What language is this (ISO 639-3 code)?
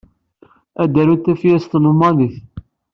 kab